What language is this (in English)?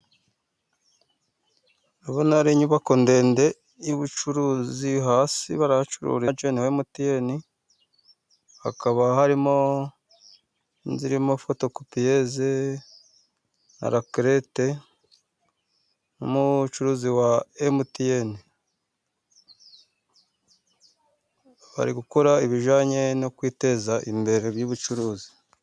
Kinyarwanda